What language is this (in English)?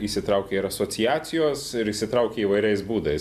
Lithuanian